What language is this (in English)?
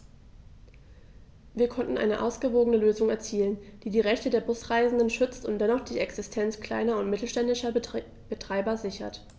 German